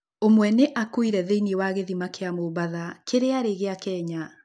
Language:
Kikuyu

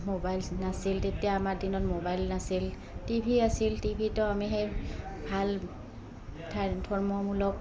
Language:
Assamese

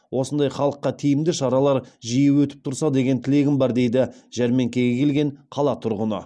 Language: Kazakh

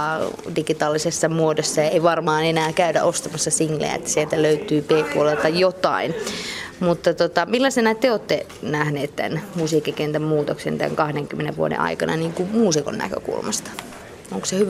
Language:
Finnish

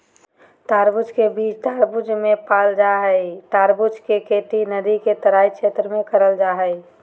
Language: Magahi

